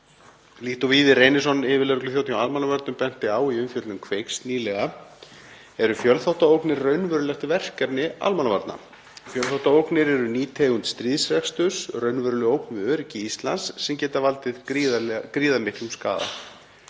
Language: Icelandic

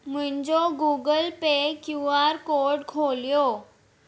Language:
Sindhi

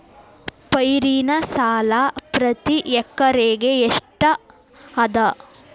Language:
Kannada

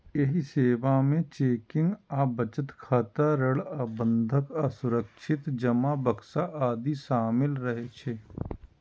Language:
Maithili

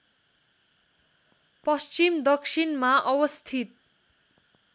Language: Nepali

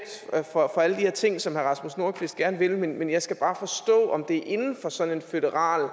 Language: Danish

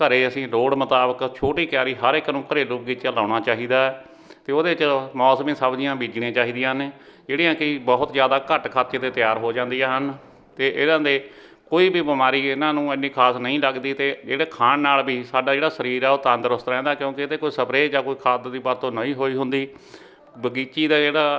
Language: Punjabi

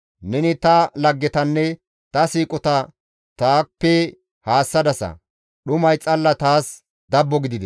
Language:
Gamo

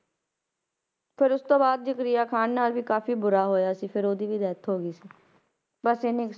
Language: Punjabi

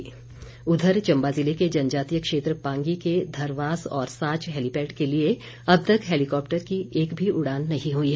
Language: Hindi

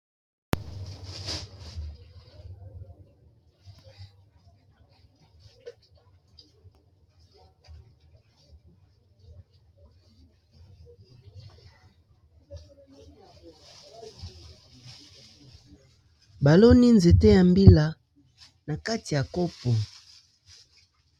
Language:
Lingala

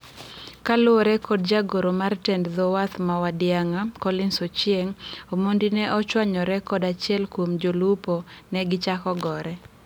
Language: Luo (Kenya and Tanzania)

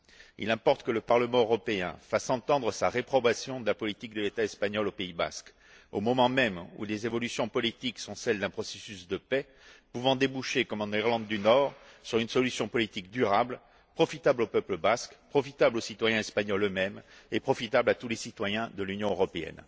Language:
French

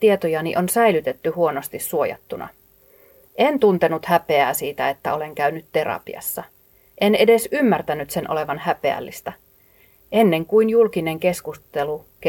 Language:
Finnish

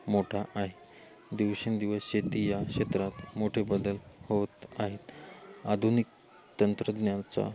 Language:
Marathi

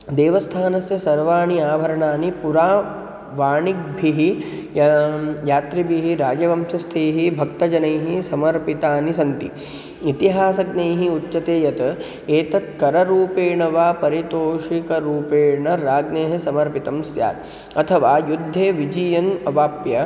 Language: Sanskrit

